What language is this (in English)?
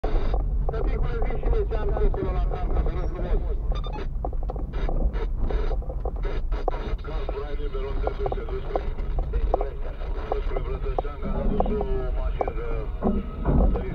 Romanian